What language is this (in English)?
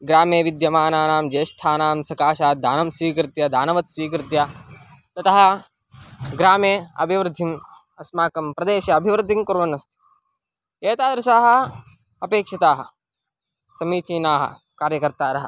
Sanskrit